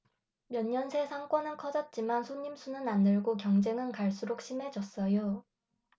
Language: Korean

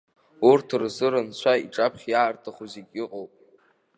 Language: Abkhazian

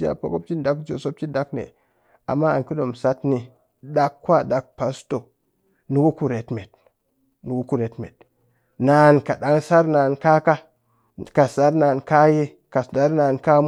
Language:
Cakfem-Mushere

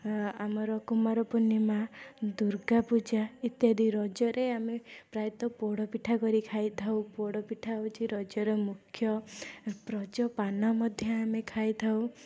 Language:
Odia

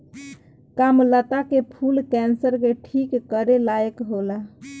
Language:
Bhojpuri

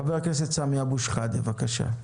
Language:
Hebrew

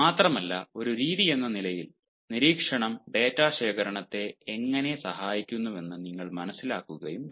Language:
Malayalam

